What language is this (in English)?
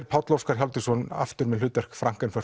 Icelandic